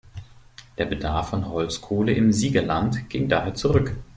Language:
German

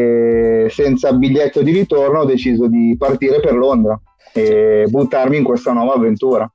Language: Italian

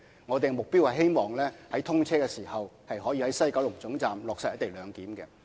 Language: Cantonese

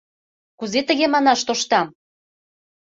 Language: Mari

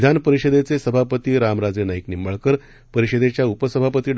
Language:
Marathi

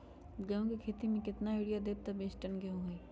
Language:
Magahi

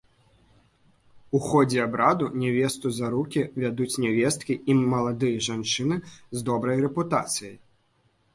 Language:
Belarusian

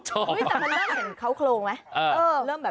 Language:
Thai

